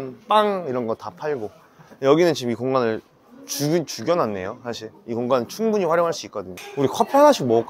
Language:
Korean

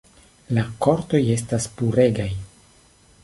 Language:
Esperanto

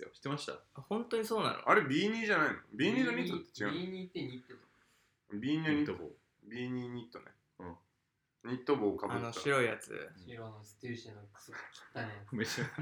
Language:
Japanese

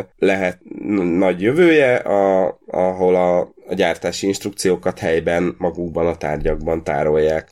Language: Hungarian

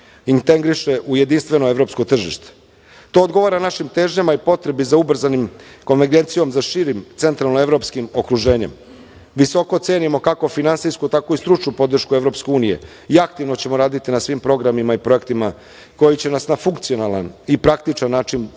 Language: Serbian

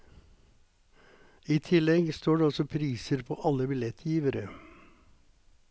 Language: Norwegian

